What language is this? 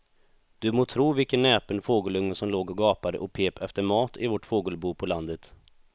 Swedish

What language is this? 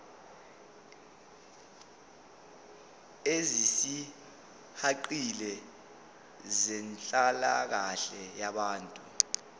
Zulu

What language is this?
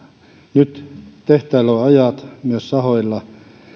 Finnish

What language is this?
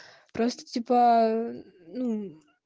Russian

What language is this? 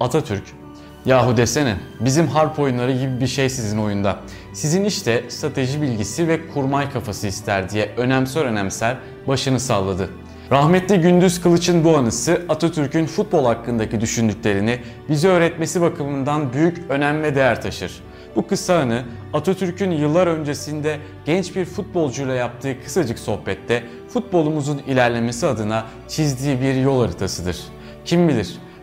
Turkish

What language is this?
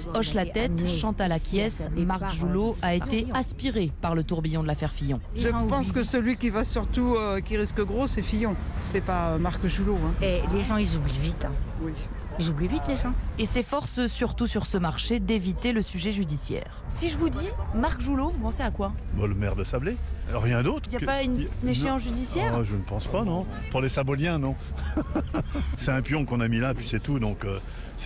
French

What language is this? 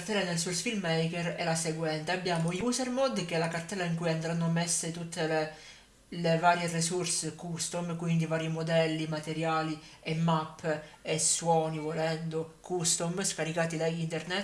Italian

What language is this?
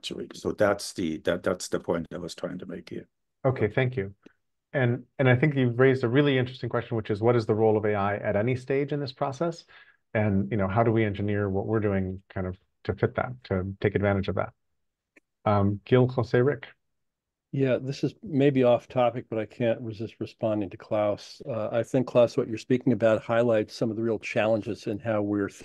English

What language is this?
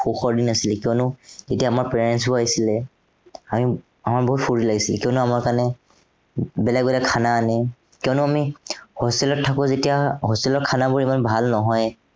Assamese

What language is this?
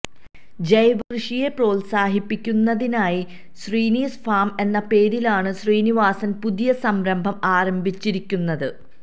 Malayalam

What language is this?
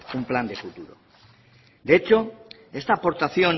Spanish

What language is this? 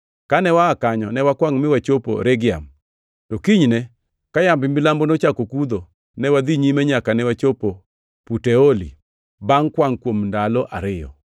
Luo (Kenya and Tanzania)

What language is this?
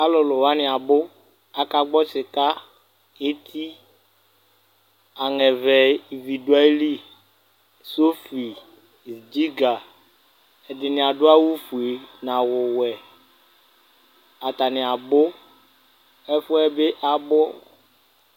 Ikposo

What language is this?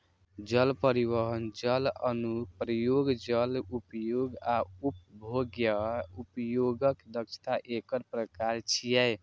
Maithili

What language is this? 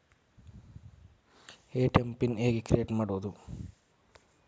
Kannada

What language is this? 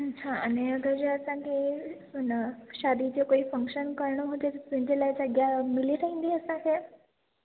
Sindhi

